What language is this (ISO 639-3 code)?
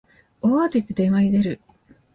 jpn